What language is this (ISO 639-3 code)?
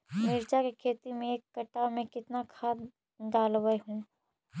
mag